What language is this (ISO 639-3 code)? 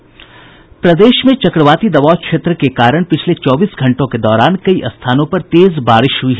hin